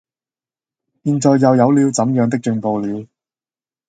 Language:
Cantonese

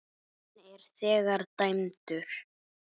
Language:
Icelandic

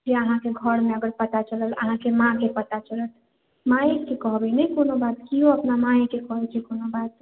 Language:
Maithili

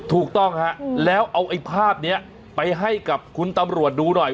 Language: Thai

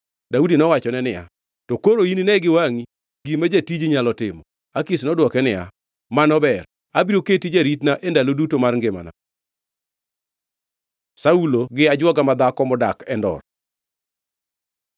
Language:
Luo (Kenya and Tanzania)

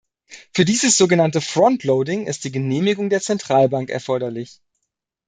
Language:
German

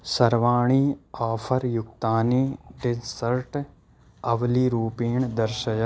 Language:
Sanskrit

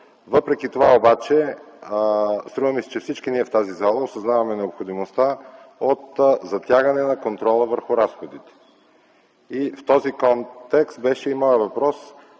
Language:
Bulgarian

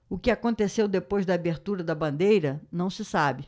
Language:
Portuguese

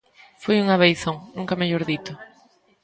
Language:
Galician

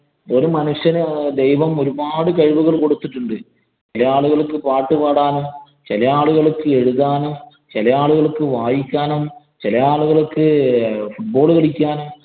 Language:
Malayalam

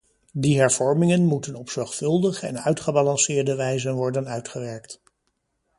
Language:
Dutch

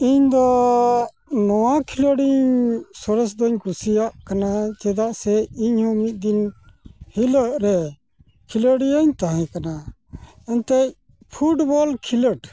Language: Santali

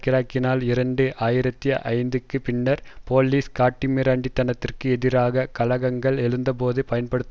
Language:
Tamil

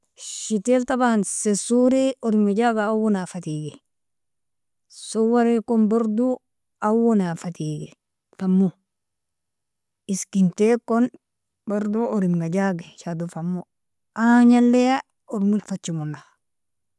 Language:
Nobiin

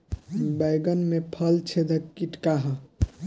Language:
Bhojpuri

